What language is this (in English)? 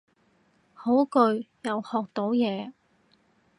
Cantonese